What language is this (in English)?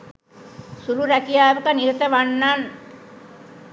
Sinhala